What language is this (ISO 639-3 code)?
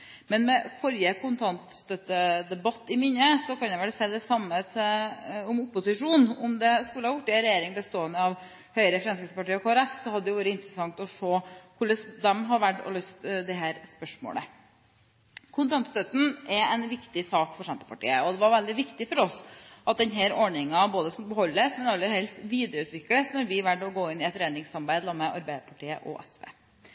nob